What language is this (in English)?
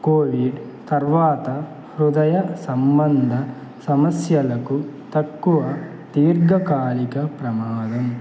Telugu